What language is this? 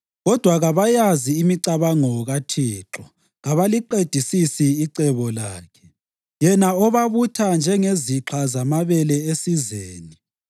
North Ndebele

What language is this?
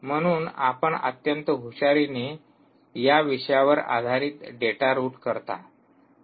Marathi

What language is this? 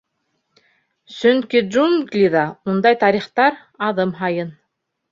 Bashkir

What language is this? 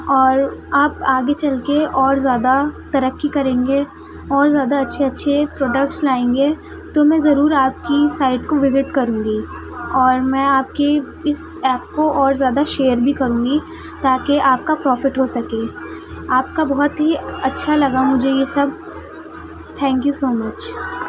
Urdu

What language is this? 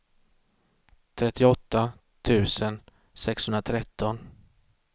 Swedish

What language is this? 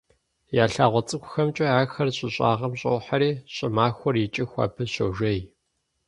Kabardian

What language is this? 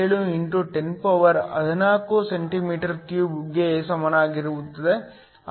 Kannada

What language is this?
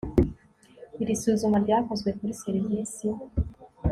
Kinyarwanda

